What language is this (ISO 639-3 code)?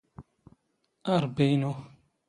zgh